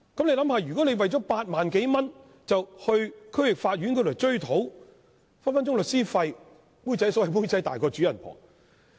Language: Cantonese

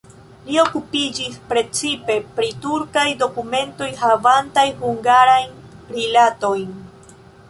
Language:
Esperanto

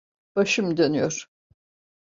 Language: Turkish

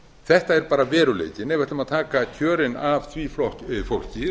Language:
Icelandic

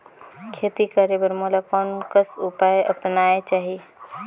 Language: Chhattisgarhi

